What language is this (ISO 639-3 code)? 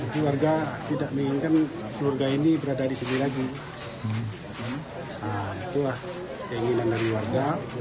ind